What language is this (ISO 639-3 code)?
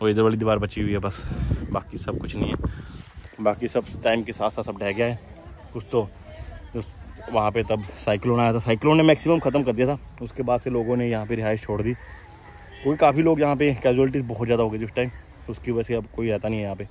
hin